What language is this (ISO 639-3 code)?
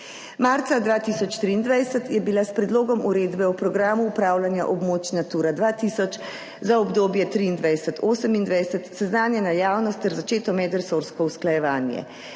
slv